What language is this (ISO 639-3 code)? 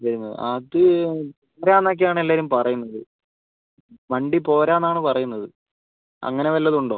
mal